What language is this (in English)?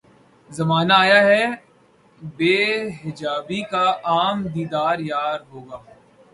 Urdu